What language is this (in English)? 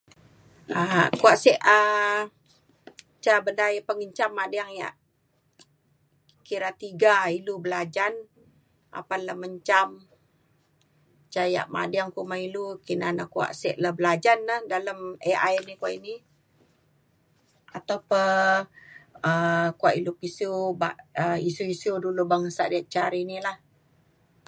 Mainstream Kenyah